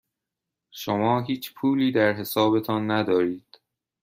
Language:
Persian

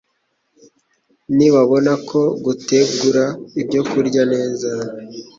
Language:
Kinyarwanda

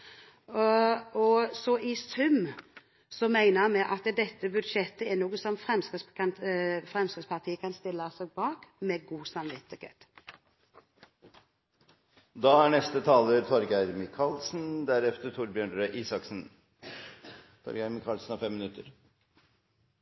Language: Norwegian Bokmål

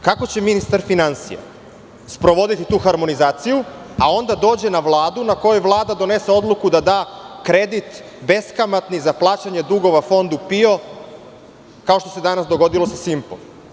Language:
Serbian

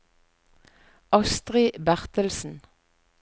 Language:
Norwegian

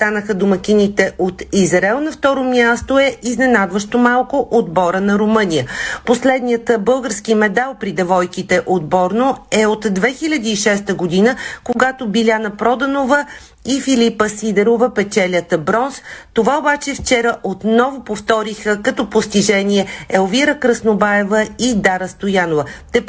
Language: Bulgarian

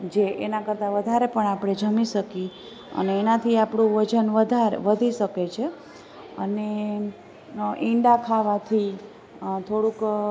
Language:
Gujarati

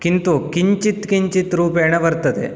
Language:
Sanskrit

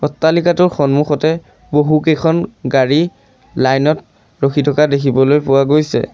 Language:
Assamese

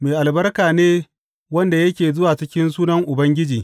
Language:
Hausa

